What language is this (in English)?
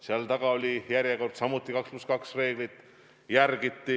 Estonian